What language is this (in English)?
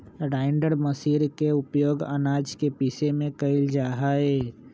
Magahi